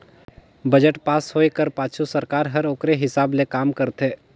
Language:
Chhattisgarhi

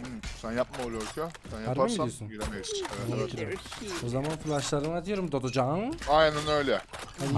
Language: Turkish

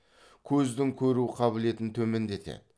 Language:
Kazakh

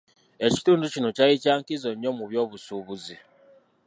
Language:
Ganda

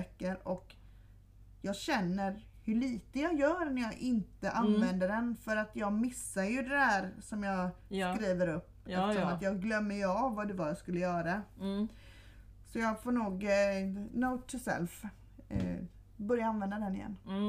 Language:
Swedish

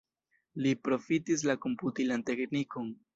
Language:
Esperanto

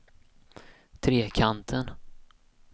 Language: Swedish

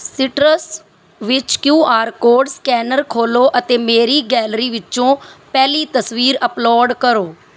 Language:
Punjabi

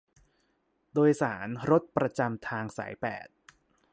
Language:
Thai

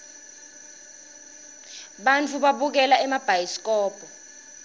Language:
Swati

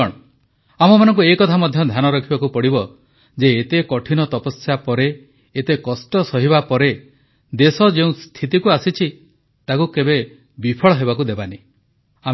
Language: Odia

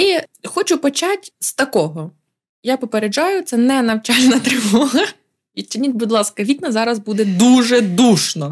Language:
Ukrainian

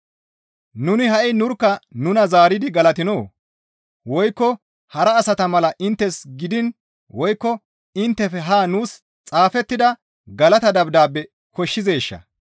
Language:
Gamo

